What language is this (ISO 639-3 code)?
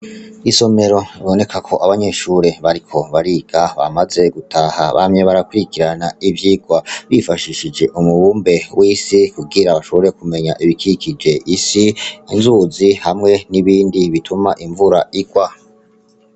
run